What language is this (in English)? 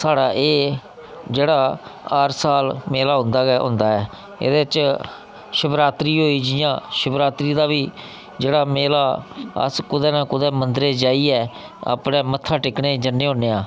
Dogri